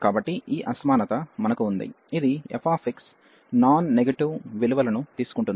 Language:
Telugu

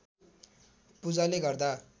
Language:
Nepali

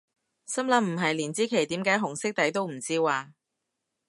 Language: Cantonese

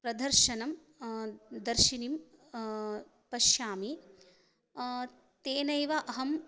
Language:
Sanskrit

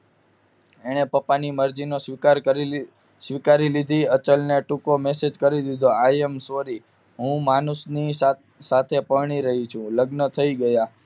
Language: Gujarati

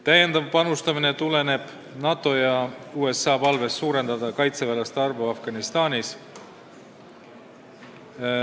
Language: Estonian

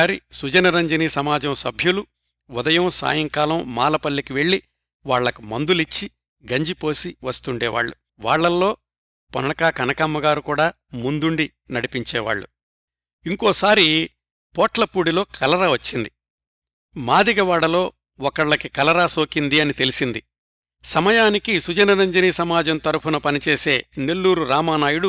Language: Telugu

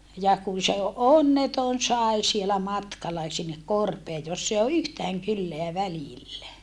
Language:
Finnish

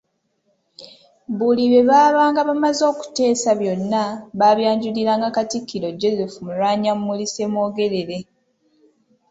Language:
Ganda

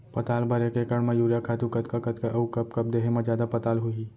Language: Chhattisgarhi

